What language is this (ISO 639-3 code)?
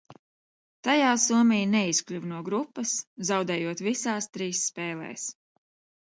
lav